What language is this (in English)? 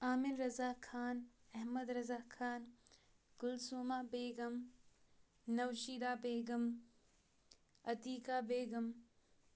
Kashmiri